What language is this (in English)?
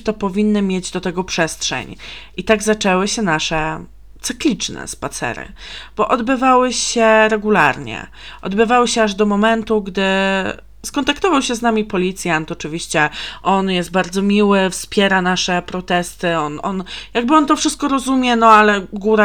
Polish